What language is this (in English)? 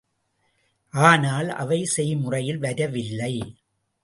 Tamil